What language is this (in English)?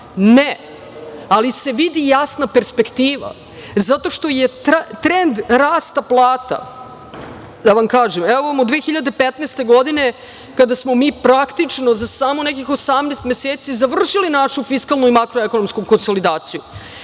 Serbian